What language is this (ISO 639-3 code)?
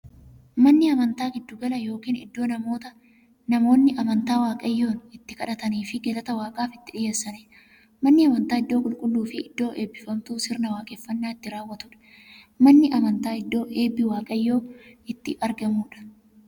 orm